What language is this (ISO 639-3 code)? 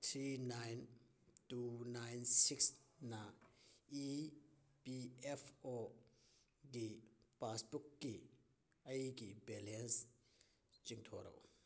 mni